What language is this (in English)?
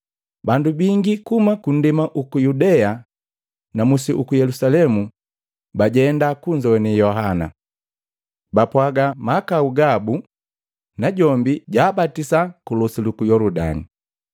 Matengo